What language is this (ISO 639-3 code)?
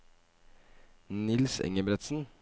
nor